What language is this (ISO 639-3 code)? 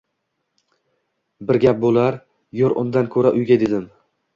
uzb